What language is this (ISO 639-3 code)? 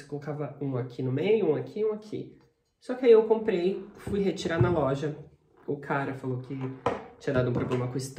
por